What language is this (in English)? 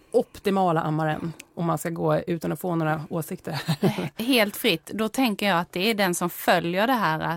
Swedish